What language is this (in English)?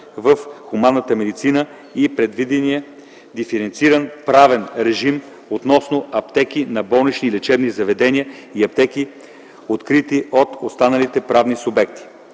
Bulgarian